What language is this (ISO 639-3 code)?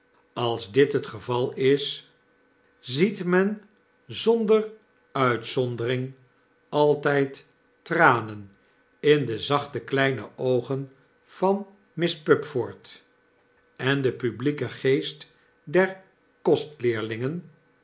nld